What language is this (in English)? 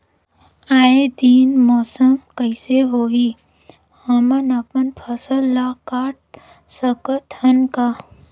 Chhattisgarhi